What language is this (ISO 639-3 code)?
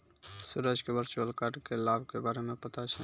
mai